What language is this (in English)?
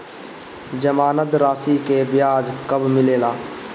Bhojpuri